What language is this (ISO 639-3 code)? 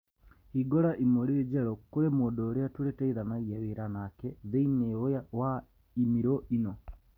kik